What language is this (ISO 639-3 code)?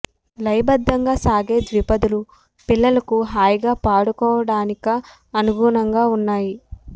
tel